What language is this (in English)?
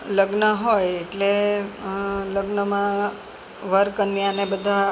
Gujarati